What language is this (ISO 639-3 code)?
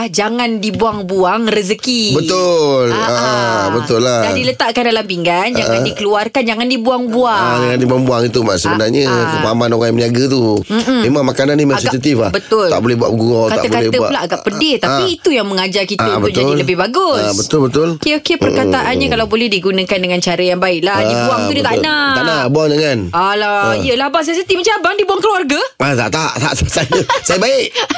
msa